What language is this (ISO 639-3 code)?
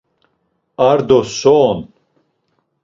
lzz